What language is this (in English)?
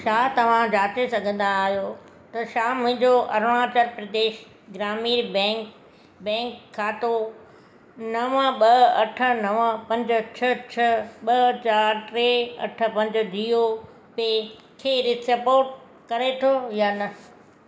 Sindhi